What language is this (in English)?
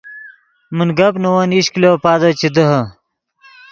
Yidgha